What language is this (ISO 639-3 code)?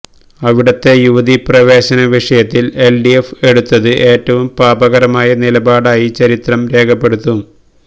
mal